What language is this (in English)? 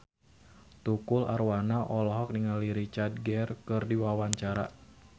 Sundanese